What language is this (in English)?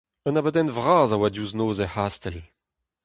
Breton